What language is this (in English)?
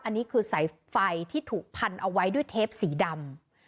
Thai